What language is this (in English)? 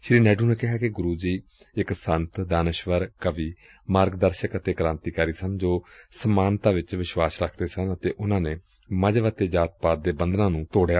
Punjabi